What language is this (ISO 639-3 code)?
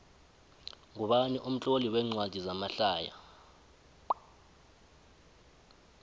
nbl